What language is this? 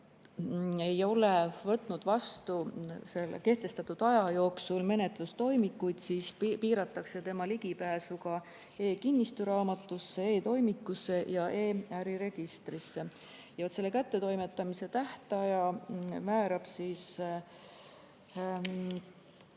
Estonian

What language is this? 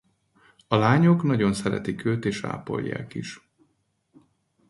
Hungarian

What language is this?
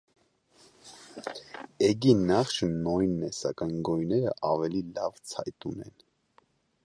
Armenian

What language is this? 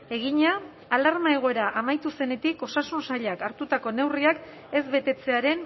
Basque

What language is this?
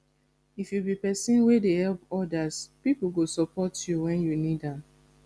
Nigerian Pidgin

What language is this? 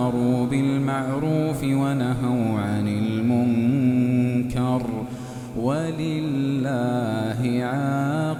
Arabic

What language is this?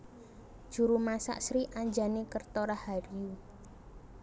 Javanese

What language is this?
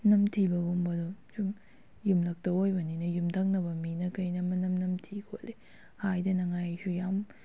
Manipuri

